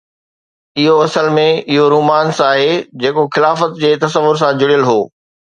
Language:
Sindhi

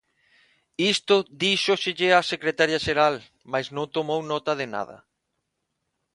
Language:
Galician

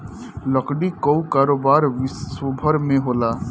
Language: Bhojpuri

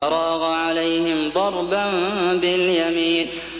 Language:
Arabic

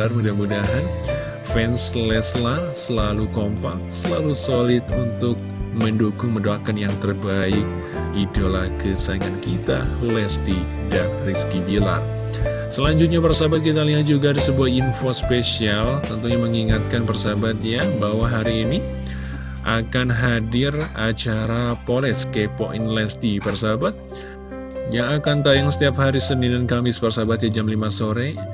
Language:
Indonesian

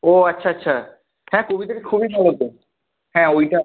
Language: Bangla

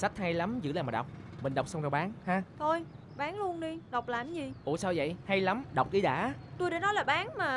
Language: Vietnamese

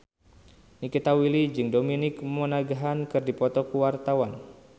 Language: Sundanese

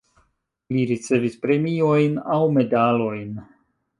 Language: Esperanto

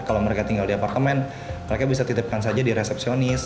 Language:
Indonesian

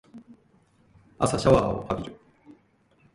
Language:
Japanese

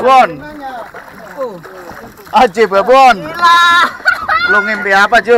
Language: Indonesian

